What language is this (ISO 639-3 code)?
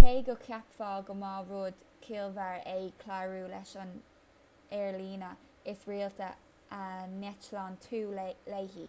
gle